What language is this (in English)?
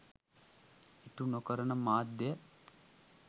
Sinhala